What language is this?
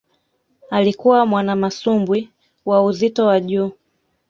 Swahili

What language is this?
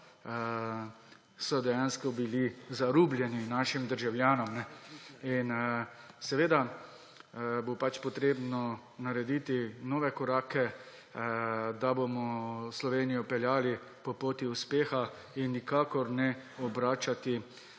Slovenian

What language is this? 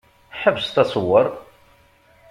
Kabyle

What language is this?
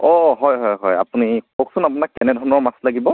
Assamese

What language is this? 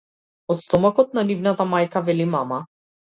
Macedonian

